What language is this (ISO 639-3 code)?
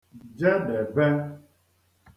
ibo